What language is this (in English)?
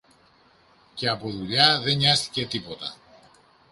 Greek